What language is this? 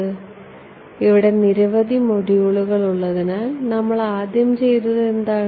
Malayalam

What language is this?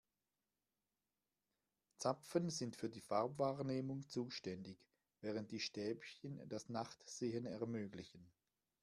German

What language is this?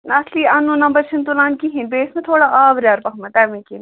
Kashmiri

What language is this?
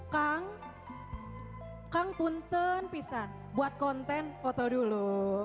Indonesian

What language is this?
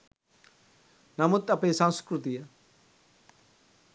Sinhala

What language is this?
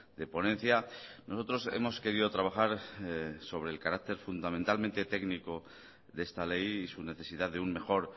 Spanish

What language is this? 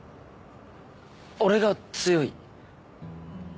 Japanese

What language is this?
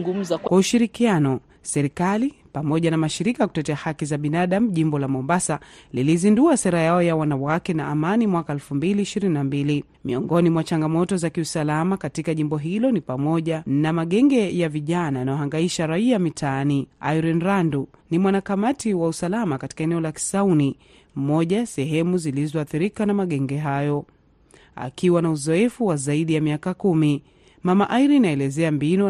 Swahili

